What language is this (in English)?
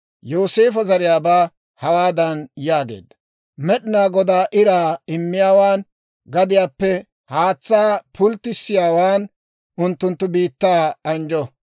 Dawro